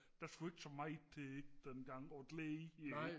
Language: Danish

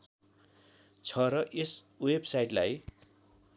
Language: Nepali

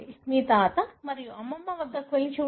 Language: Telugu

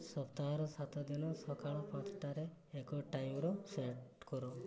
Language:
Odia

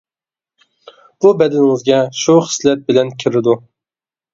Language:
Uyghur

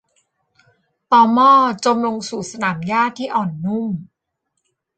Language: Thai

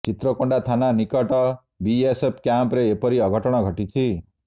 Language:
Odia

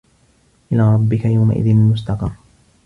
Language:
Arabic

